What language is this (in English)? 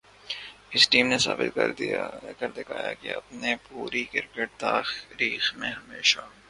Urdu